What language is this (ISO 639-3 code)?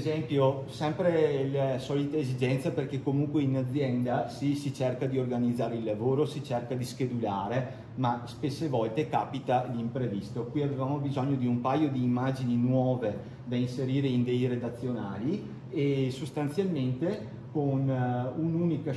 ita